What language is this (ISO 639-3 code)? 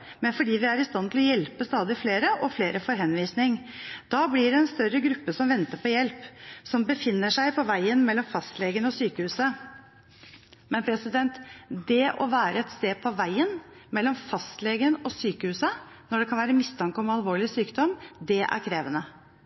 nob